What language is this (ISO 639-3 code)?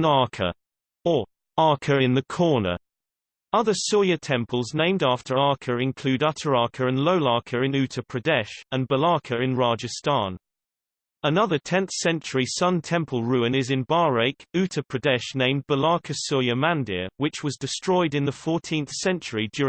eng